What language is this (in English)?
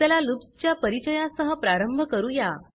Marathi